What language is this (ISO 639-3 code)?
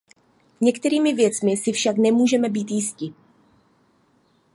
ces